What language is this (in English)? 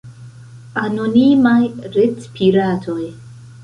Esperanto